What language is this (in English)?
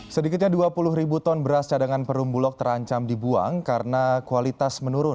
Indonesian